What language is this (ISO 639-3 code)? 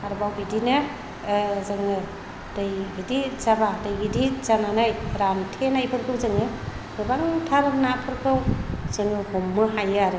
brx